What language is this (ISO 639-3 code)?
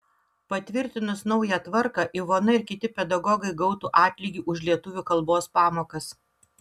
lit